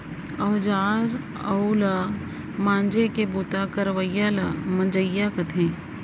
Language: Chhattisgarhi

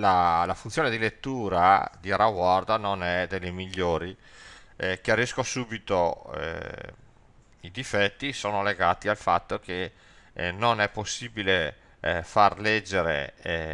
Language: Italian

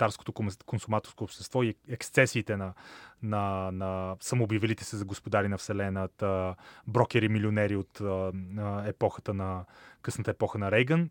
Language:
Bulgarian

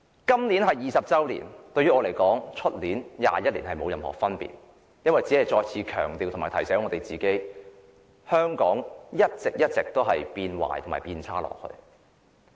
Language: Cantonese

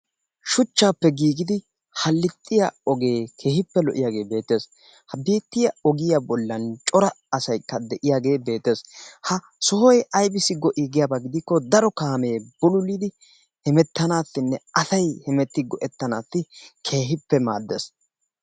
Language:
Wolaytta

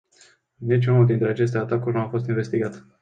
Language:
Romanian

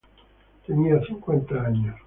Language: Spanish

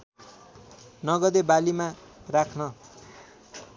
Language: Nepali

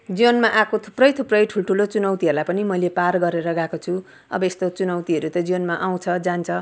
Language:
Nepali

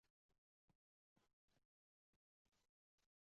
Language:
Uzbek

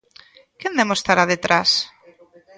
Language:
Galician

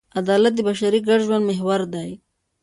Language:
Pashto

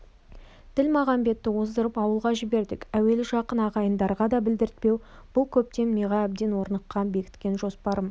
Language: Kazakh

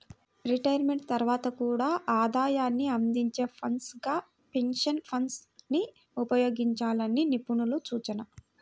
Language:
Telugu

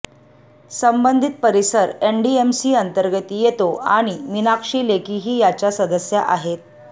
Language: Marathi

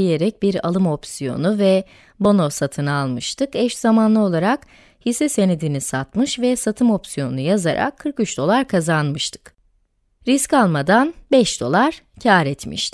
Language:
Turkish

